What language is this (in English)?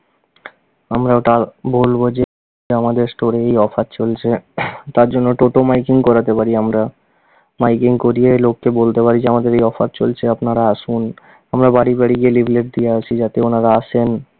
Bangla